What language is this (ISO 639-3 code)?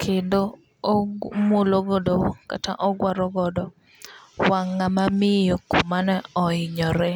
luo